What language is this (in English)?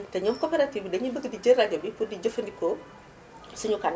Wolof